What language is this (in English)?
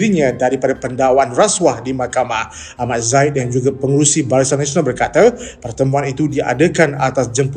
Malay